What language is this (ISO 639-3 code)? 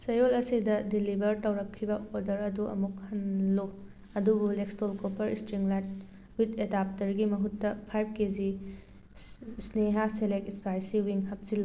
mni